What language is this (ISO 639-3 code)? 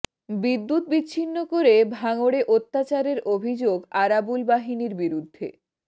ben